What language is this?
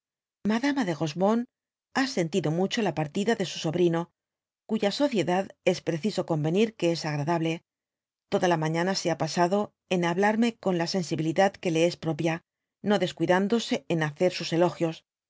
Spanish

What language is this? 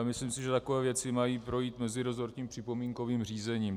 Czech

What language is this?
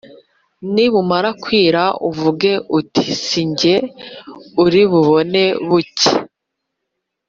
Kinyarwanda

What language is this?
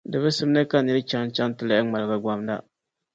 Dagbani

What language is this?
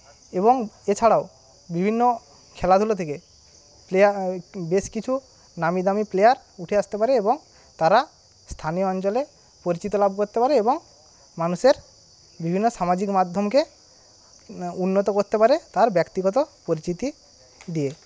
Bangla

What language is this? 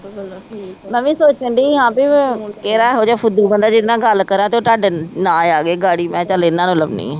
Punjabi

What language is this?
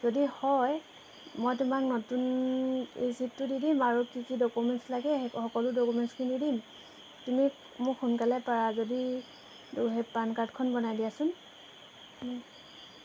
Assamese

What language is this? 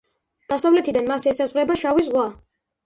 Georgian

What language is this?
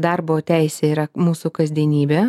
Lithuanian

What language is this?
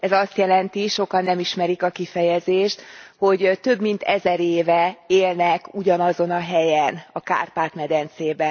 Hungarian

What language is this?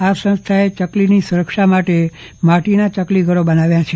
Gujarati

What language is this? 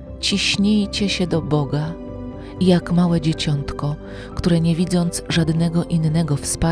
Polish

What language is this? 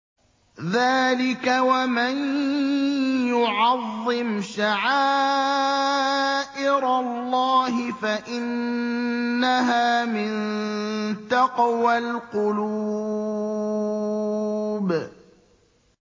Arabic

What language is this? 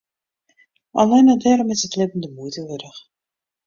Western Frisian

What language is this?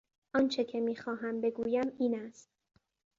Persian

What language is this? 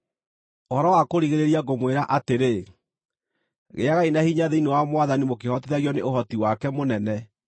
Kikuyu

